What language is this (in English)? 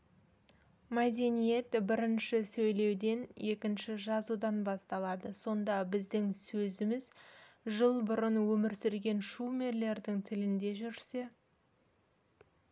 Kazakh